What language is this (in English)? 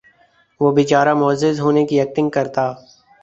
Urdu